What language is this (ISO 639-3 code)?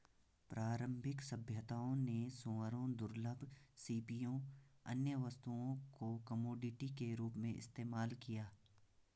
hin